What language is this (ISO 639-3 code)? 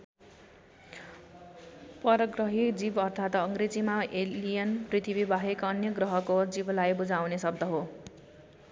nep